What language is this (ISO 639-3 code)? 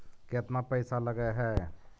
mag